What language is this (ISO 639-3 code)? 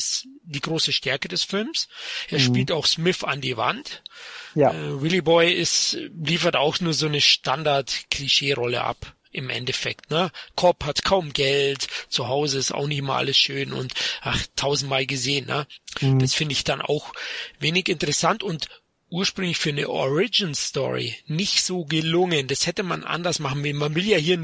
deu